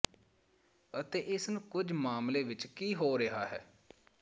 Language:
Punjabi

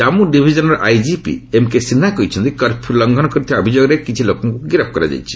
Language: Odia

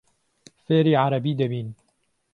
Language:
Central Kurdish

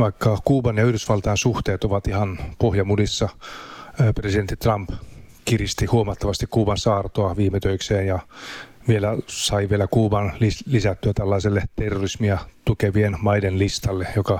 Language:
Finnish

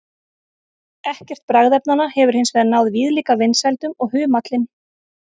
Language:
Icelandic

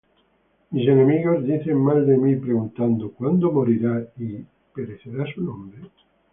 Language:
Spanish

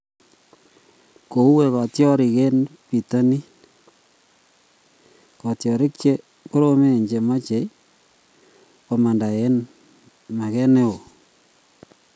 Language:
Kalenjin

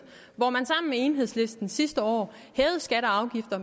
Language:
Danish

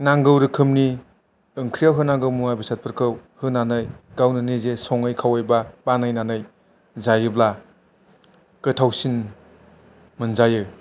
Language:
Bodo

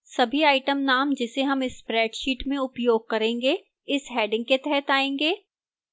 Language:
Hindi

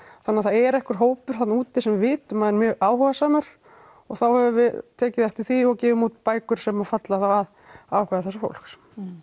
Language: Icelandic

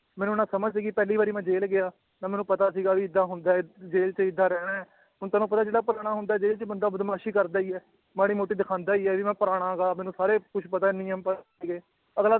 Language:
Punjabi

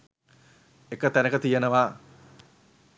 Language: Sinhala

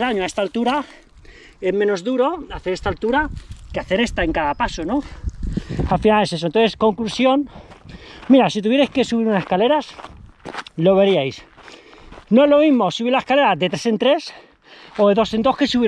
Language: Spanish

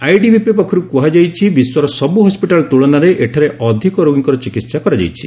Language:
Odia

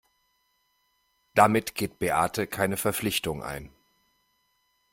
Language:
German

